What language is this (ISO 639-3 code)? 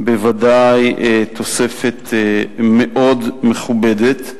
heb